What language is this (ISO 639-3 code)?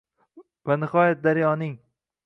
uzb